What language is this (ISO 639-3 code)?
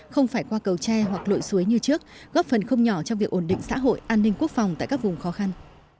vie